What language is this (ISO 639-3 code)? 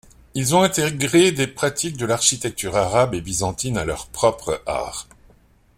fra